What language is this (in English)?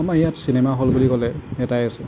Assamese